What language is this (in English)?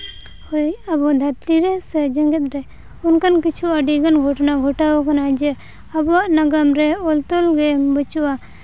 Santali